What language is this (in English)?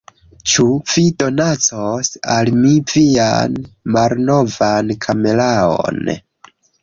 Esperanto